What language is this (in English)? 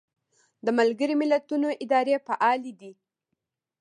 Pashto